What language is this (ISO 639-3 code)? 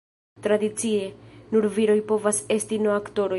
epo